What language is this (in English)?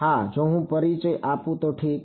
Gujarati